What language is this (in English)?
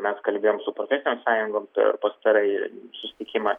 Lithuanian